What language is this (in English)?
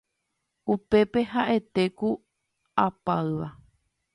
Guarani